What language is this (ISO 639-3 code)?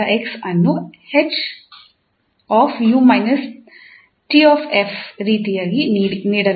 kan